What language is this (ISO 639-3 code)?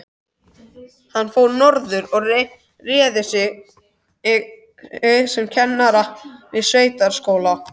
isl